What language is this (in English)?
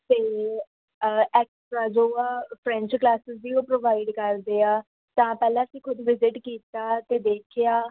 Punjabi